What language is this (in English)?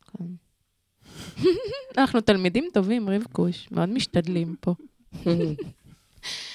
Hebrew